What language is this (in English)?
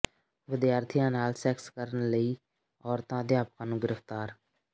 Punjabi